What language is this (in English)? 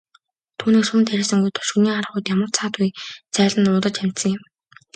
Mongolian